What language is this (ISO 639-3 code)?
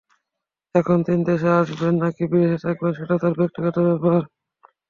ben